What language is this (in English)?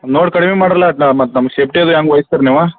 Kannada